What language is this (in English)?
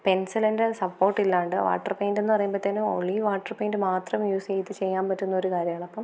Malayalam